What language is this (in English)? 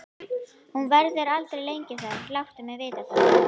Icelandic